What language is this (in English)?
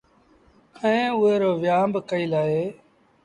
Sindhi Bhil